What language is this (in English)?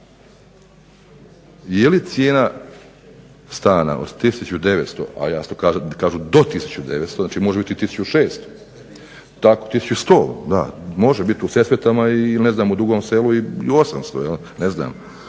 Croatian